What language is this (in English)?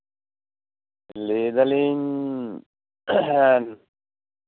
Santali